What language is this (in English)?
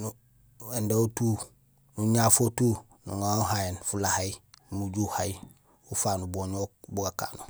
Gusilay